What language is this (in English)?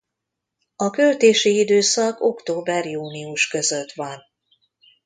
Hungarian